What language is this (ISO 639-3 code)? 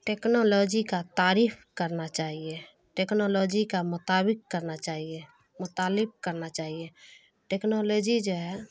urd